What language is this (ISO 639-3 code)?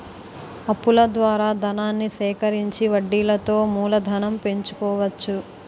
tel